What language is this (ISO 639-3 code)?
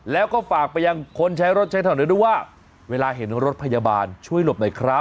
tha